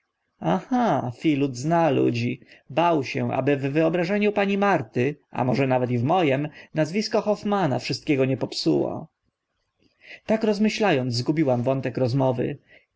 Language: Polish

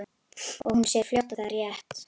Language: Icelandic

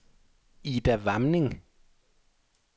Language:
Danish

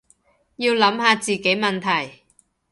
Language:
Cantonese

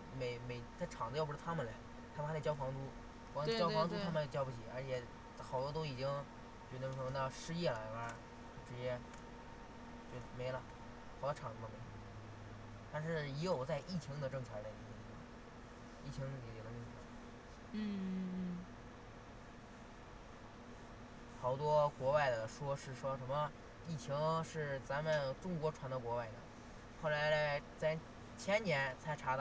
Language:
Chinese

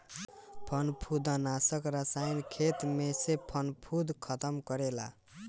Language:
Bhojpuri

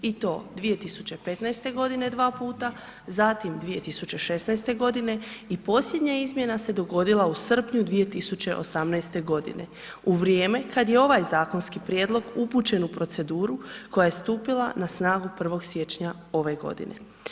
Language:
Croatian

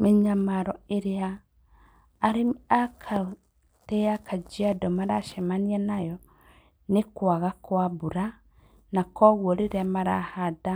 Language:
Kikuyu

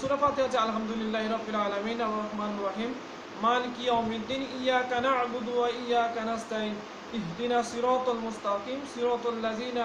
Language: Turkish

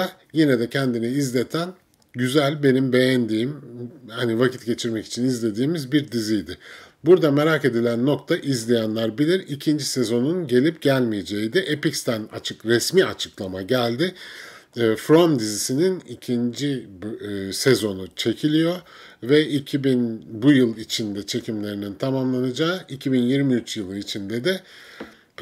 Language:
Turkish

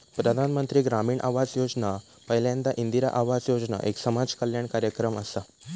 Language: Marathi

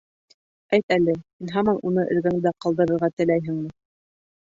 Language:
Bashkir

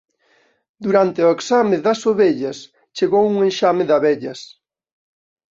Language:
Galician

